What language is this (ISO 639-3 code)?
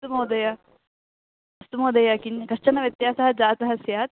san